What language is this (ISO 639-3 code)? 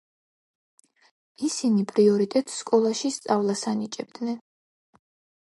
kat